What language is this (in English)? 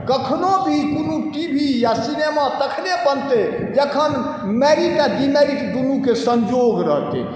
Maithili